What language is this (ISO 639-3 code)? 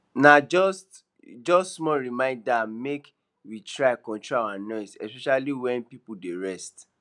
pcm